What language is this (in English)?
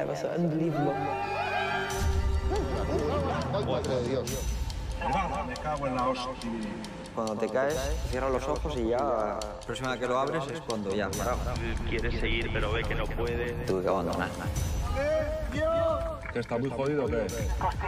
Spanish